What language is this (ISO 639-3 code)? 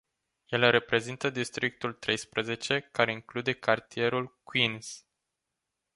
ron